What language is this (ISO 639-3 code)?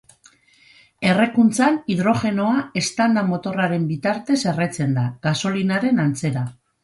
eus